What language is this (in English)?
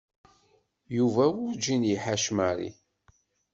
Kabyle